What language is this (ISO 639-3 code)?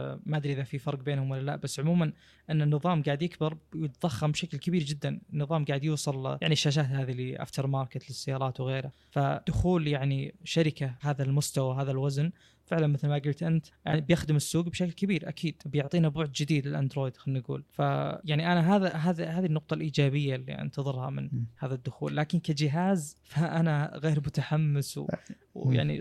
ara